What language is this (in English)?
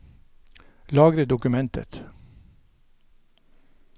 Norwegian